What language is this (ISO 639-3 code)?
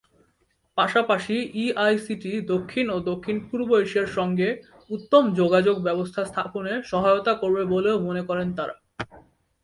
ben